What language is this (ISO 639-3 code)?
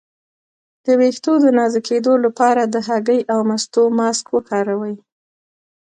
pus